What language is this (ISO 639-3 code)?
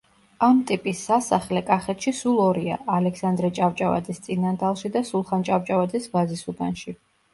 kat